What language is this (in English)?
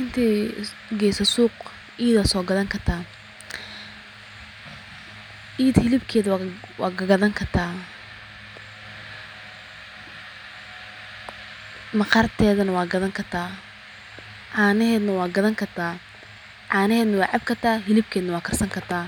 Somali